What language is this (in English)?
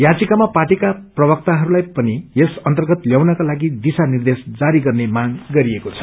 Nepali